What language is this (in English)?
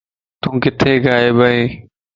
Lasi